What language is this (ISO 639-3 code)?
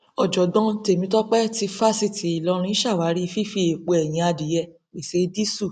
yor